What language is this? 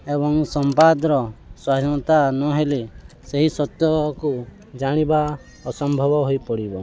Odia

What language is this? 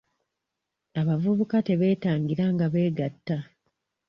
Ganda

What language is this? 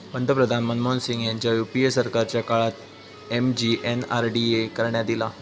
Marathi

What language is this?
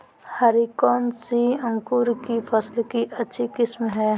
Magahi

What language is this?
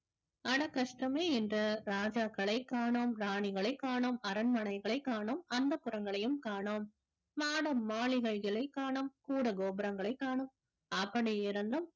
Tamil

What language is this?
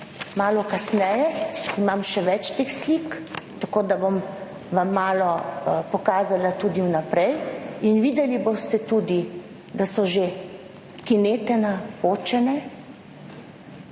Slovenian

